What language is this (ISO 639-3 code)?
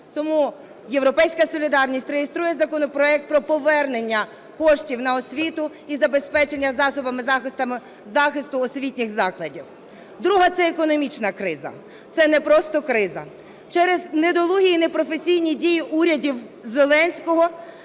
ukr